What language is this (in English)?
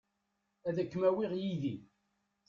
Kabyle